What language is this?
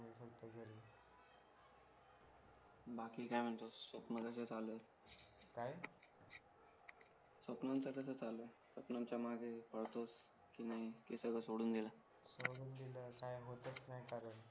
Marathi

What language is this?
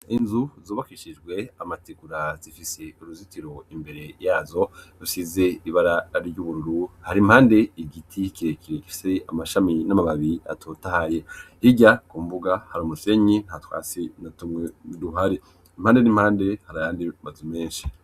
Rundi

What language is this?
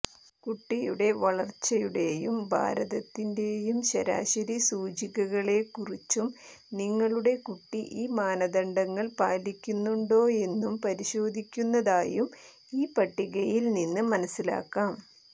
Malayalam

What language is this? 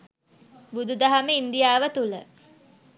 Sinhala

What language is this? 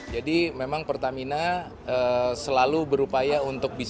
Indonesian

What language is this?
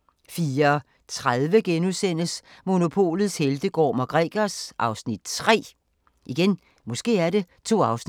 Danish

